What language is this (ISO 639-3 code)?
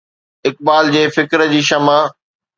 snd